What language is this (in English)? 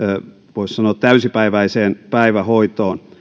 Finnish